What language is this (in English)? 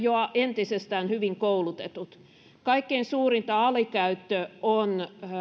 Finnish